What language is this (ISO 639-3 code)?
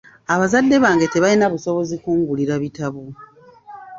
lug